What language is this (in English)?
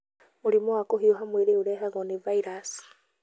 Kikuyu